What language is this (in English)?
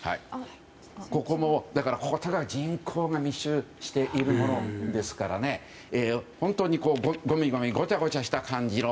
Japanese